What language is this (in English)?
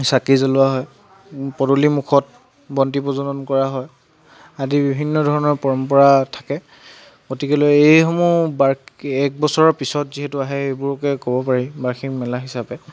Assamese